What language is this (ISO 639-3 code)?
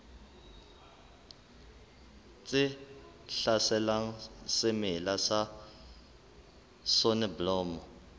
sot